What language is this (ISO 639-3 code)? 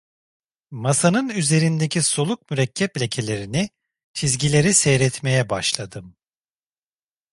tur